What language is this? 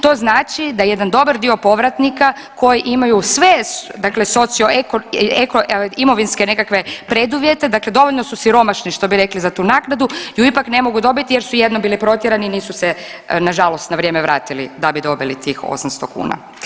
Croatian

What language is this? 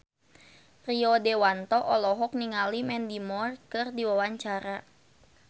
Sundanese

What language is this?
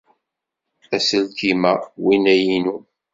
Kabyle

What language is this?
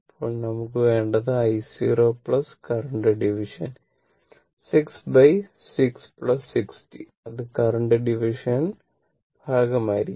Malayalam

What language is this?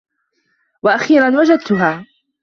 Arabic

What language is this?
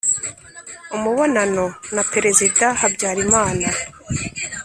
Kinyarwanda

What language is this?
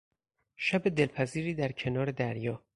Persian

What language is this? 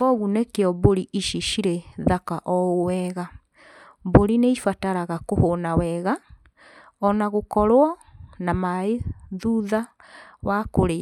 Kikuyu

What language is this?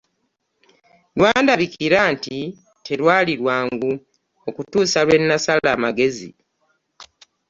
Ganda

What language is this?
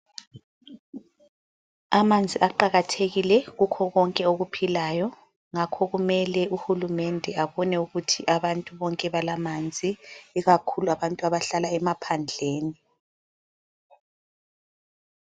North Ndebele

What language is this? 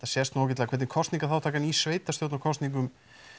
Icelandic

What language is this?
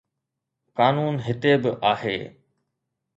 Sindhi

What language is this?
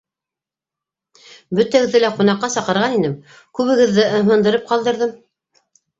Bashkir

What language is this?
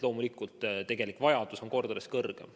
Estonian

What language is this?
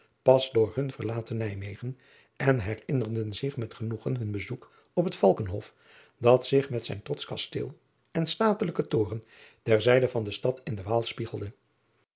Dutch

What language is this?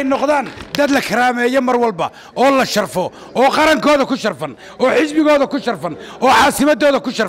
Arabic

